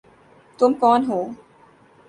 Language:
Urdu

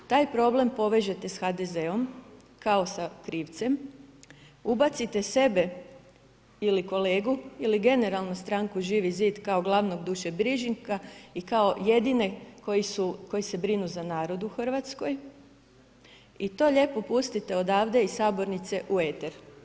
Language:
Croatian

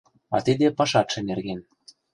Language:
Mari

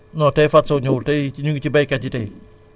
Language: Wolof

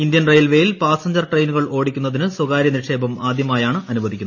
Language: Malayalam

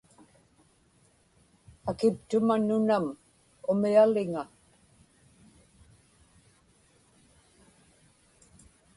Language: Inupiaq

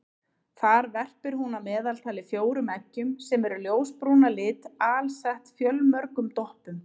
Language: Icelandic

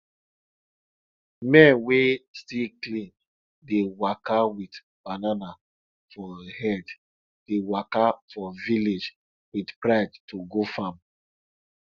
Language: Nigerian Pidgin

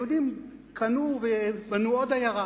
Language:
Hebrew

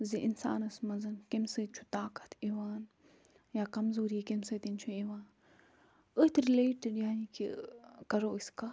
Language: Kashmiri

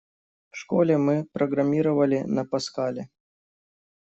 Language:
Russian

